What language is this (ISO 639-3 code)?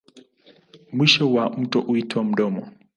swa